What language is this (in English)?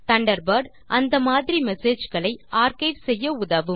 Tamil